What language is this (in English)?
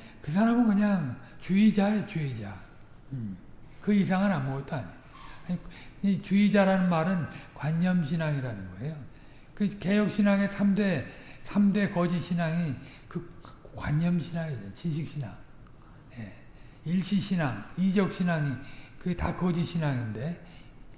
Korean